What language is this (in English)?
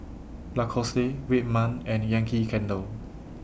English